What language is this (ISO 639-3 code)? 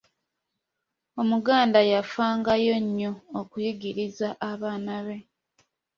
lug